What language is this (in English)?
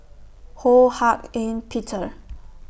English